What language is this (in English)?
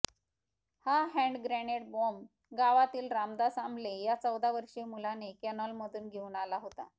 Marathi